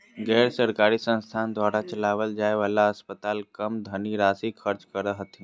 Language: Magahi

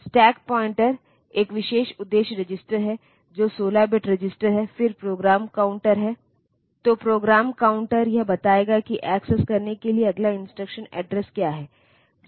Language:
Hindi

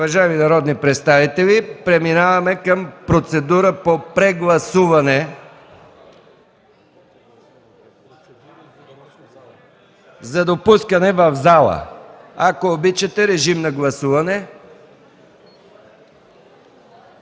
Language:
Bulgarian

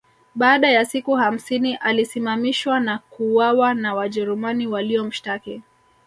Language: Swahili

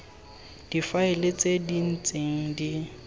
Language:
Tswana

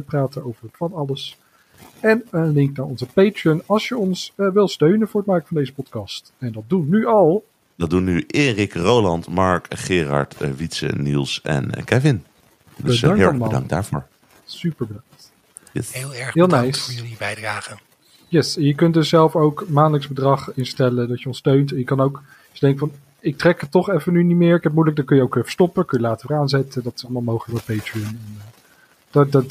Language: Dutch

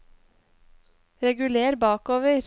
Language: Norwegian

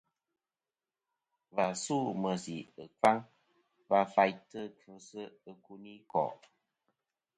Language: Kom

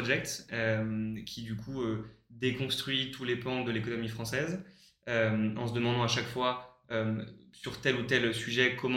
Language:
French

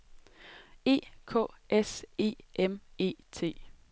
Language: Danish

